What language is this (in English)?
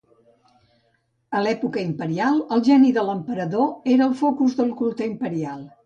Catalan